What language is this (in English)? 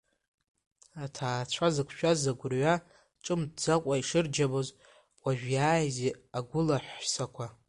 Abkhazian